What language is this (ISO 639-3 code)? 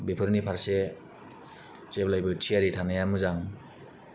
brx